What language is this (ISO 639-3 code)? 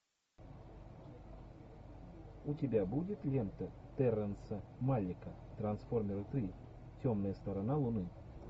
rus